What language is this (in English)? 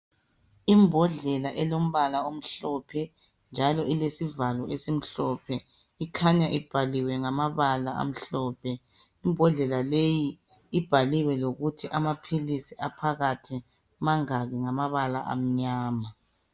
North Ndebele